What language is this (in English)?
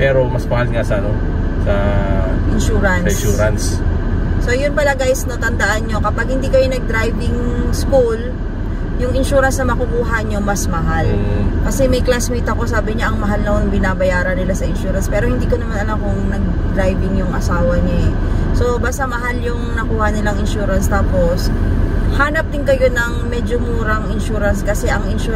Filipino